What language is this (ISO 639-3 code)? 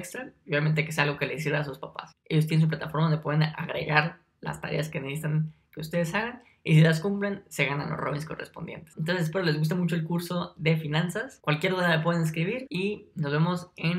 spa